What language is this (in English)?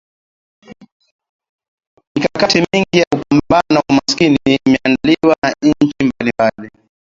Swahili